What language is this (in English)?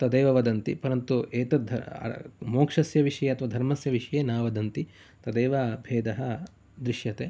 Sanskrit